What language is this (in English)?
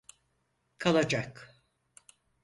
Turkish